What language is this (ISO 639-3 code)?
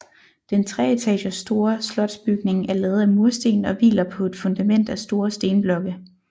dan